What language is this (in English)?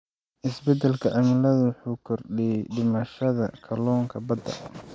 Somali